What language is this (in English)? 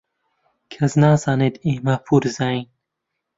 Central Kurdish